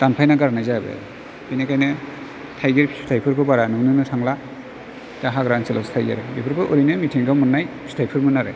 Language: Bodo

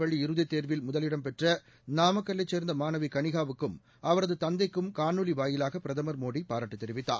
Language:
Tamil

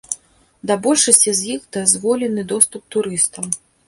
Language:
Belarusian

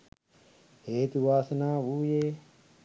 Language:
Sinhala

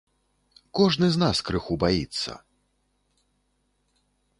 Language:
Belarusian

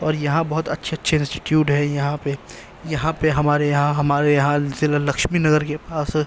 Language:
Urdu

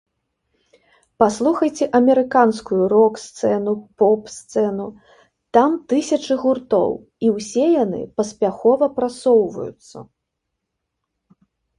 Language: Belarusian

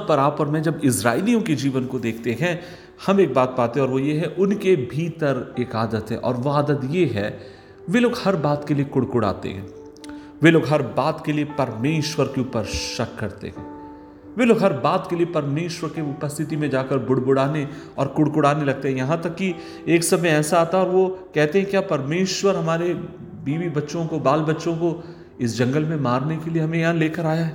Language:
Hindi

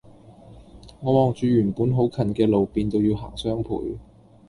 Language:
Cantonese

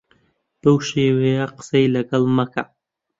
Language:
Central Kurdish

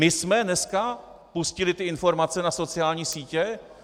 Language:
Czech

